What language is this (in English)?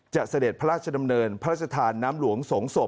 Thai